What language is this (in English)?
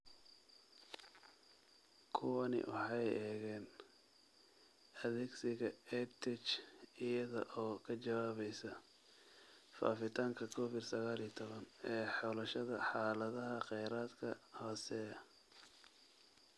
Somali